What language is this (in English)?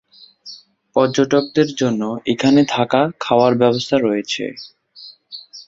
Bangla